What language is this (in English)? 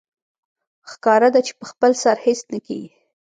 Pashto